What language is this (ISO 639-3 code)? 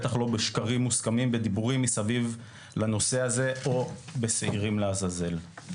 heb